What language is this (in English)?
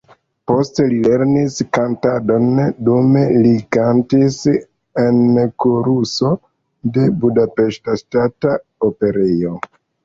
Esperanto